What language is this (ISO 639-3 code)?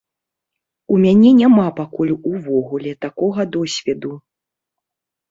bel